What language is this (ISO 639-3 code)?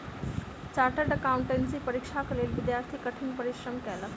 mai